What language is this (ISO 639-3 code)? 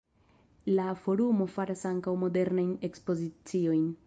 epo